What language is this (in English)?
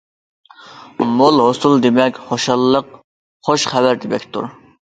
Uyghur